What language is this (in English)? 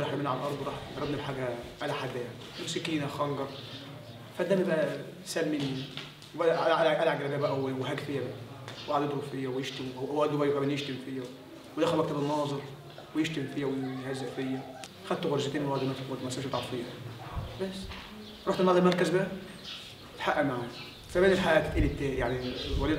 Arabic